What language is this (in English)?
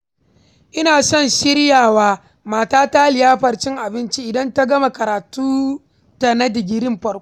Hausa